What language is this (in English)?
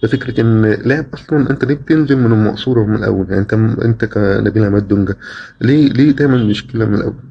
Arabic